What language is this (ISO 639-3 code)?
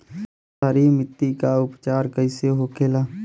bho